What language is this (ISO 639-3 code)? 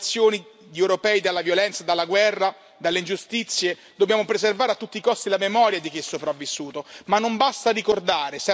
ita